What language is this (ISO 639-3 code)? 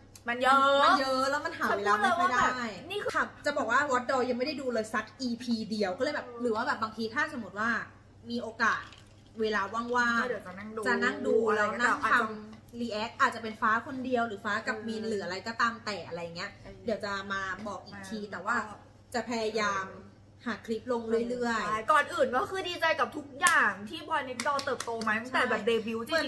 tha